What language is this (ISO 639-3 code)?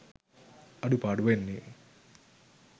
sin